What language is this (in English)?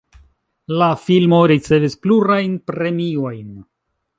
Esperanto